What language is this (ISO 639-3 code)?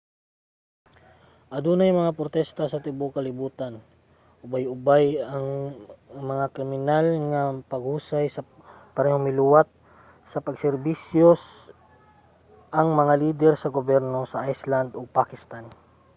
ceb